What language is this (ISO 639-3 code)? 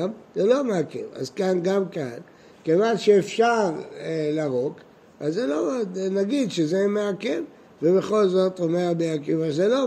heb